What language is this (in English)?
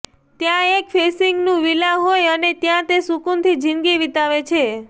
Gujarati